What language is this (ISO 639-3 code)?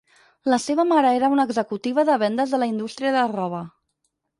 cat